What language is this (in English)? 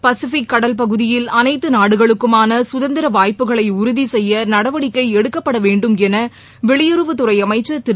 Tamil